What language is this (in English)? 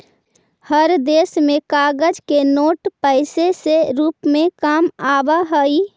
Magahi